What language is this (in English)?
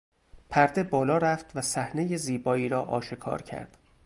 Persian